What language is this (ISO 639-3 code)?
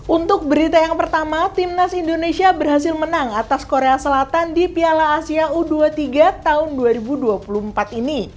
ind